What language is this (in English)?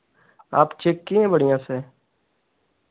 Hindi